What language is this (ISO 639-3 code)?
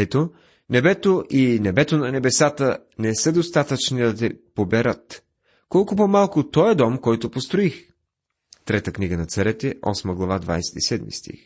bul